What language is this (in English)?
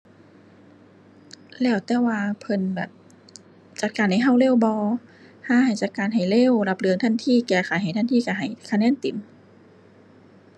Thai